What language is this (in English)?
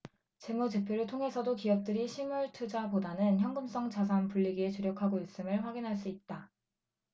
Korean